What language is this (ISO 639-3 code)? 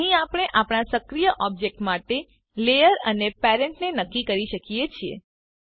guj